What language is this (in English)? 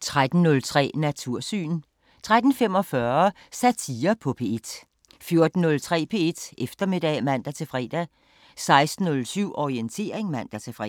Danish